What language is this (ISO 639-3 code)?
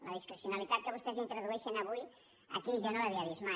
cat